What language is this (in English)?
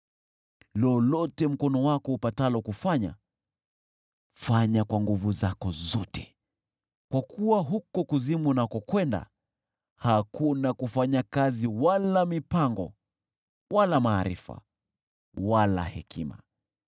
Swahili